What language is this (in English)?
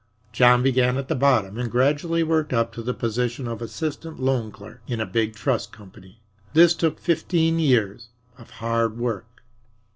English